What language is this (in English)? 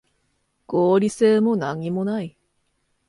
Japanese